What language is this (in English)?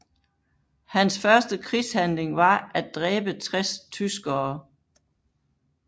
Danish